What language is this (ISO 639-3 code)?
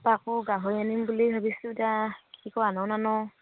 asm